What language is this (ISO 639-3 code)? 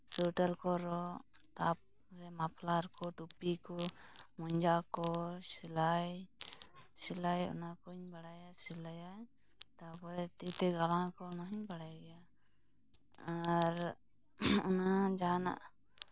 sat